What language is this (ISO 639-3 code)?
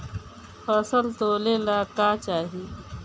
bho